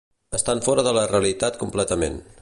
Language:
Catalan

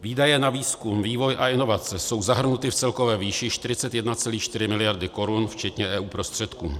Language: Czech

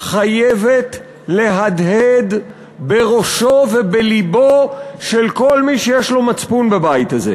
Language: Hebrew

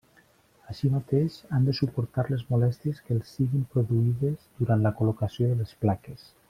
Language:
Catalan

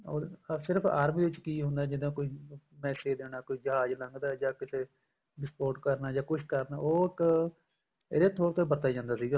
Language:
Punjabi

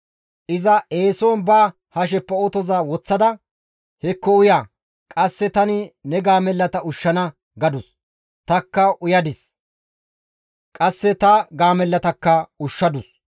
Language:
Gamo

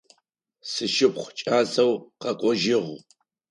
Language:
Adyghe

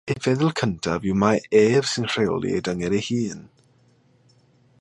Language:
Welsh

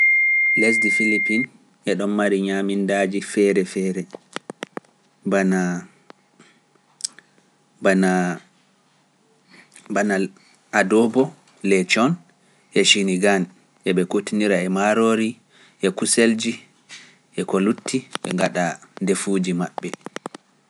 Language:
Pular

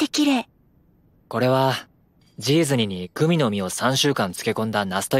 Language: Japanese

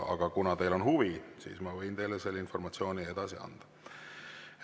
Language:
Estonian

